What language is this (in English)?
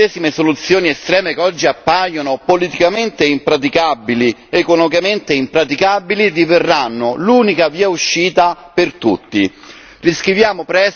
Italian